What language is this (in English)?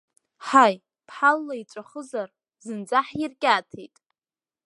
Abkhazian